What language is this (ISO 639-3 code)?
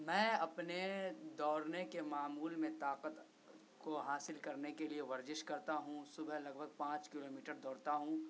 urd